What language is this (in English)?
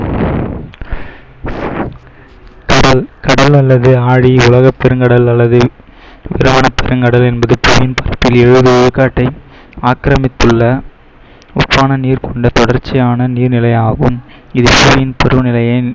Tamil